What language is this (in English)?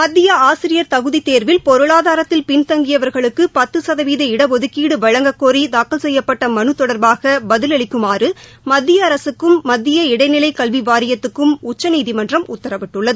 Tamil